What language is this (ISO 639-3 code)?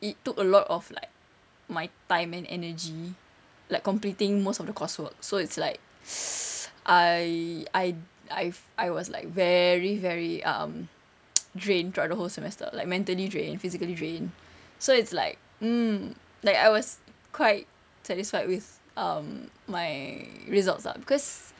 eng